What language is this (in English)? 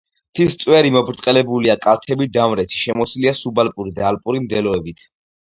Georgian